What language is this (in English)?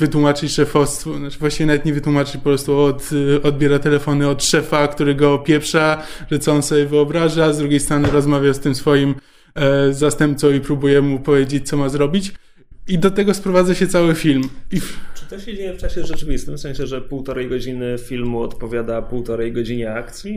Polish